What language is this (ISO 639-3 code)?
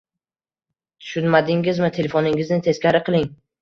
uzb